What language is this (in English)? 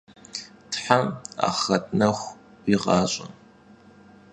Kabardian